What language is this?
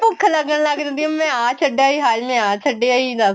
Punjabi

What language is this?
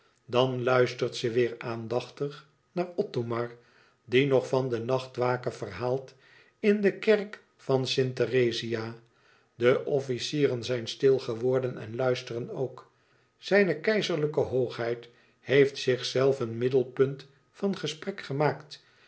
Dutch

